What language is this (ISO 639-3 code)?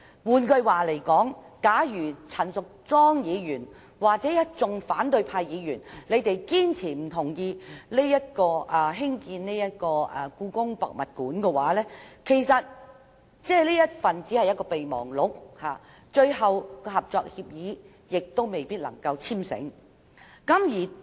yue